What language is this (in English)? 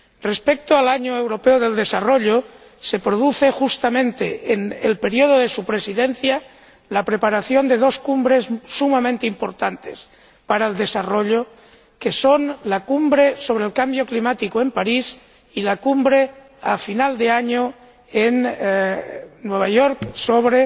Spanish